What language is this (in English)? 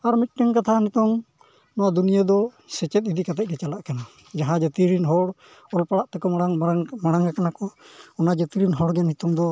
Santali